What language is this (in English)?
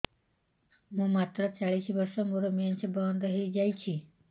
Odia